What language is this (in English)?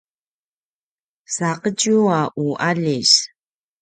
Paiwan